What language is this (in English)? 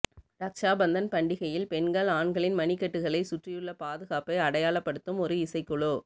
Tamil